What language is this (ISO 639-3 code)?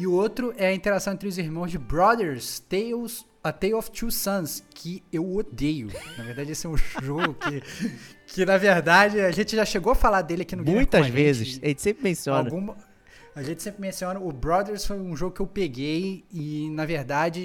por